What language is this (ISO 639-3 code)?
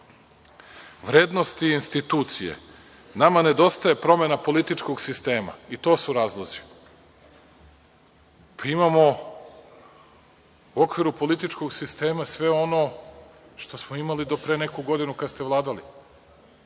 srp